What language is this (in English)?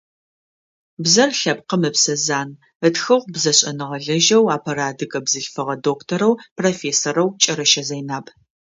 Adyghe